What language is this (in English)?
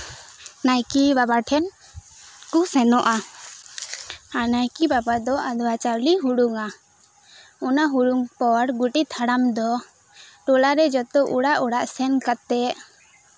Santali